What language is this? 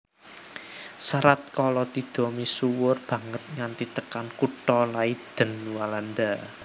Javanese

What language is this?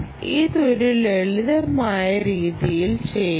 Malayalam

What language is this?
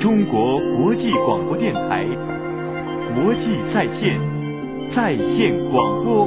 Chinese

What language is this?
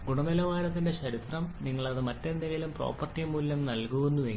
Malayalam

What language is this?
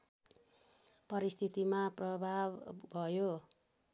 Nepali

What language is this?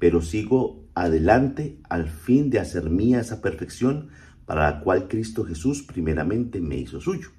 Spanish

